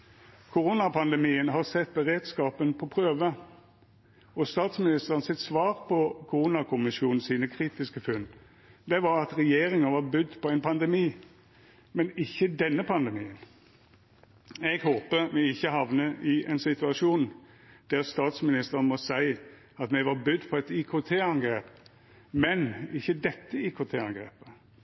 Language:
Norwegian Nynorsk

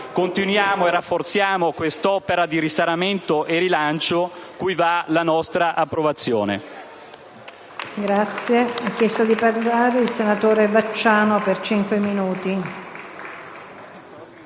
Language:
Italian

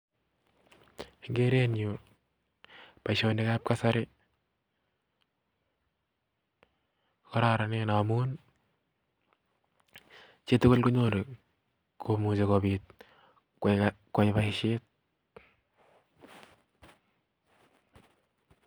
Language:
Kalenjin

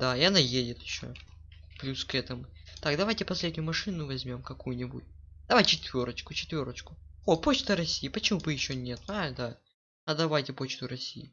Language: Russian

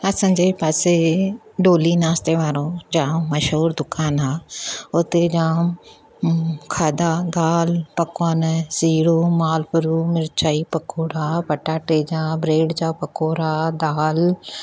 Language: Sindhi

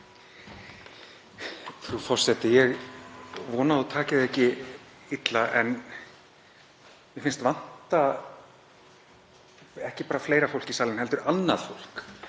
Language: Icelandic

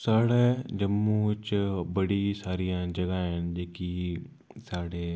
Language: Dogri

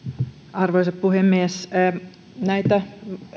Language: Finnish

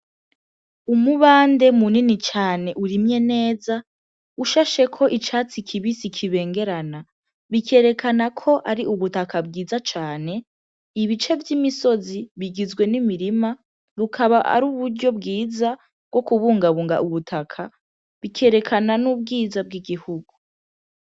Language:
Rundi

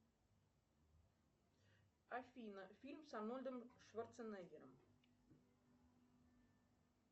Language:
Russian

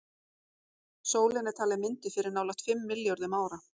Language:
Icelandic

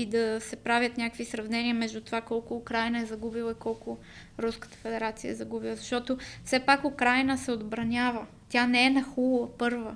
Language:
Bulgarian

